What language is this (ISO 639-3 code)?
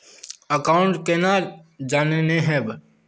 mag